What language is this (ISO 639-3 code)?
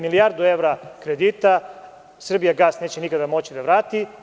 srp